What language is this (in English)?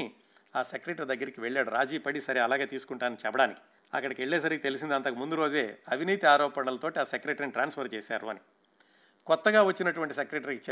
Telugu